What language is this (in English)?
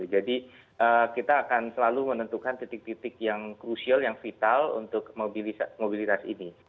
Indonesian